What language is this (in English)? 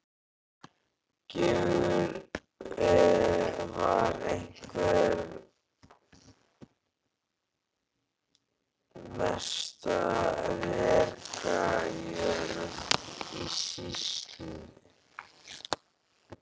Icelandic